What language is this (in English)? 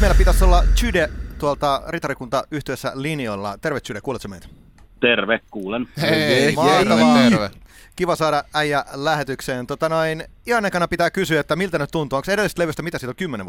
Finnish